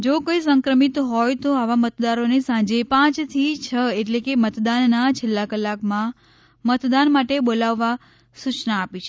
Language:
Gujarati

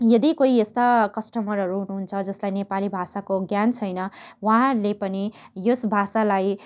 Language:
Nepali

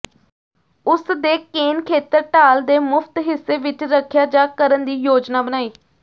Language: Punjabi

